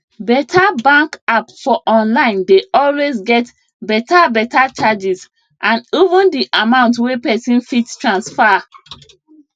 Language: Nigerian Pidgin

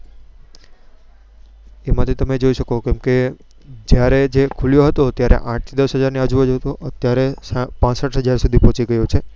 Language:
Gujarati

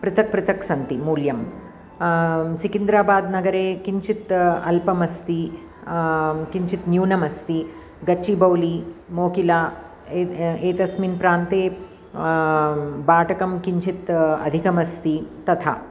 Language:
Sanskrit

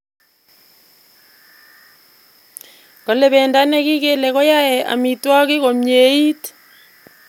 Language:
Kalenjin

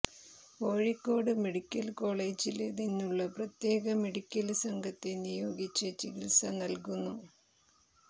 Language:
Malayalam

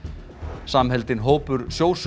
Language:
Icelandic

